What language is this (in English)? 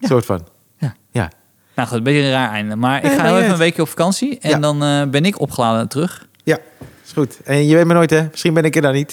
Dutch